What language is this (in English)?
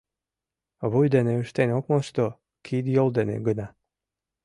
Mari